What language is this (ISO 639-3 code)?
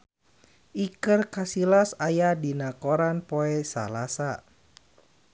sun